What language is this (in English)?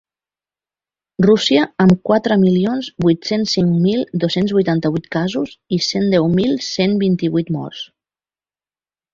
Catalan